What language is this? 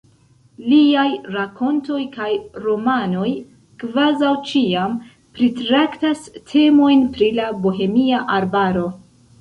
Esperanto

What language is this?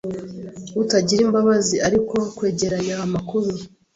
Kinyarwanda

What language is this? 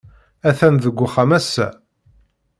Kabyle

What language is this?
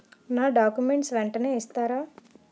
Telugu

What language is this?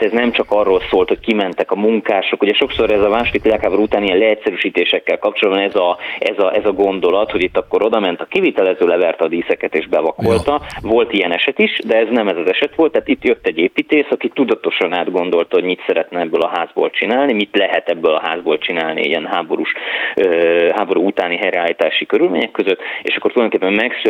Hungarian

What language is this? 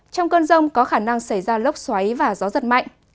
Vietnamese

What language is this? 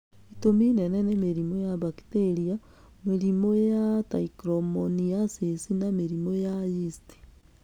Kikuyu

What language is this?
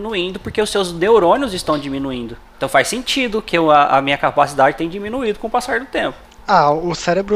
Portuguese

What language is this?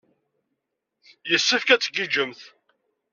Kabyle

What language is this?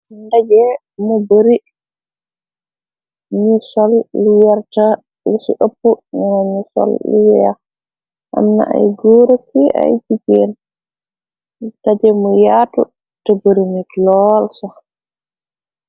Wolof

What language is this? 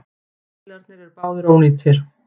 Icelandic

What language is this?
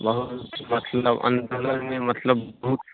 Maithili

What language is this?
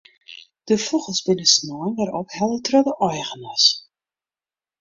Western Frisian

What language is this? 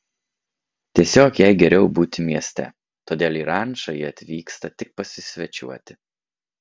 Lithuanian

